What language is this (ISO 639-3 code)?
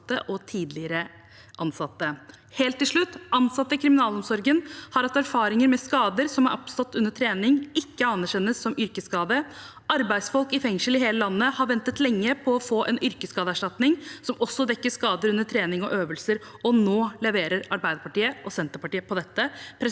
nor